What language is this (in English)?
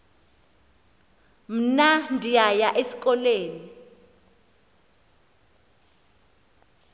Xhosa